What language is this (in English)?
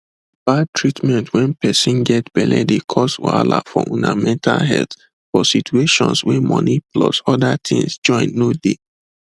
Nigerian Pidgin